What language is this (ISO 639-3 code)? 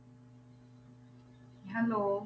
pan